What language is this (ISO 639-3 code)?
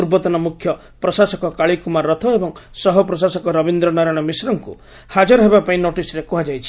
ori